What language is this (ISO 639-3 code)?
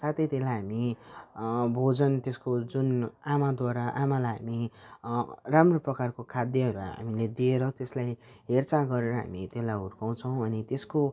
nep